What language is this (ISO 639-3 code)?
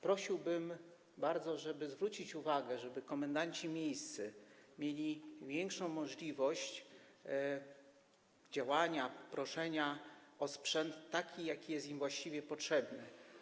pol